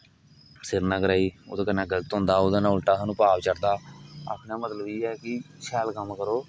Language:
Dogri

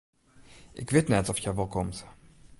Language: Western Frisian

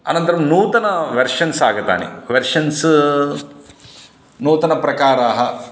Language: Sanskrit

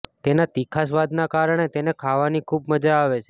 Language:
Gujarati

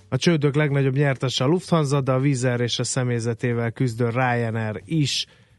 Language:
Hungarian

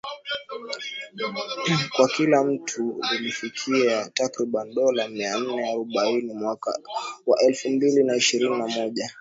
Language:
Swahili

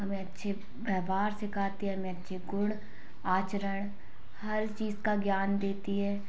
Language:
Hindi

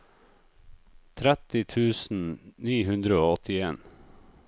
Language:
Norwegian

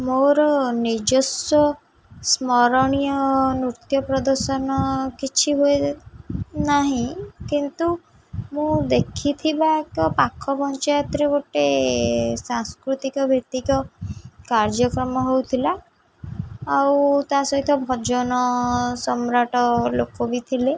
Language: Odia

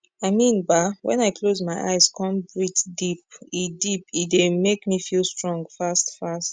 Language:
Nigerian Pidgin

